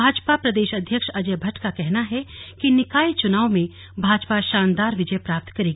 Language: Hindi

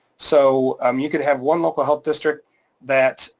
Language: English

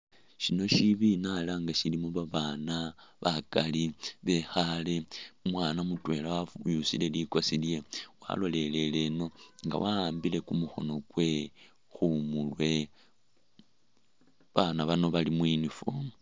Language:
Masaaba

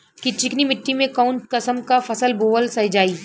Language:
Bhojpuri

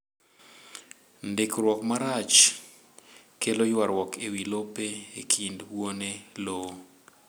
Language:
Luo (Kenya and Tanzania)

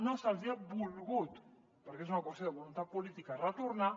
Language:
Catalan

